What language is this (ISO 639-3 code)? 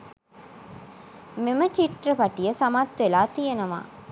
sin